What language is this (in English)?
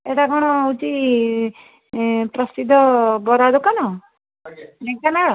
Odia